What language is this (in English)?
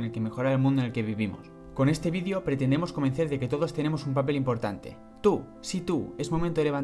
Spanish